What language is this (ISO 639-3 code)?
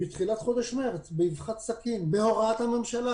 heb